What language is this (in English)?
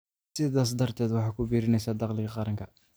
Somali